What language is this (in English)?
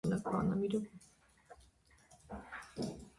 Armenian